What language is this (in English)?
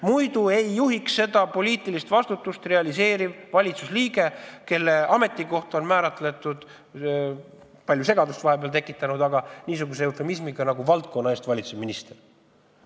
Estonian